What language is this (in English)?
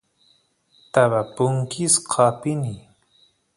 Santiago del Estero Quichua